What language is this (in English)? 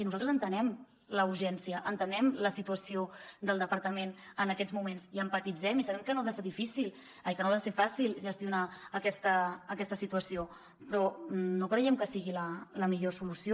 Catalan